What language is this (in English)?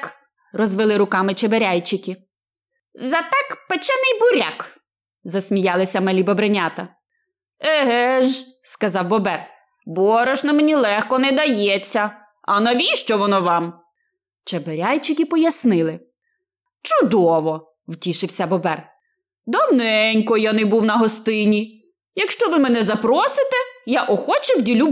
Ukrainian